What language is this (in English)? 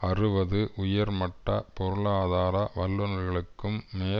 Tamil